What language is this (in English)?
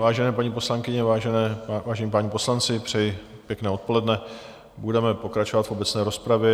Czech